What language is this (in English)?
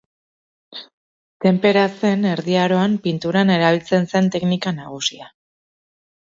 Basque